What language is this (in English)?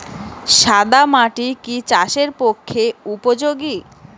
Bangla